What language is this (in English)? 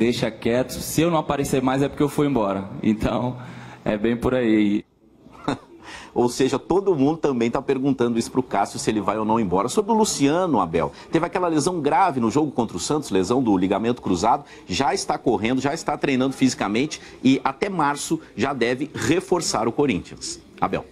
Portuguese